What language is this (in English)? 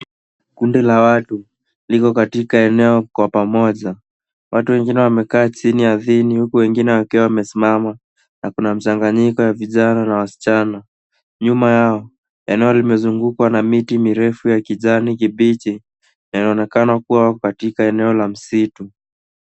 Swahili